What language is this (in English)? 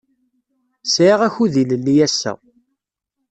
Kabyle